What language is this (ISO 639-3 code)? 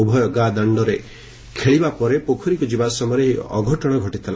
ori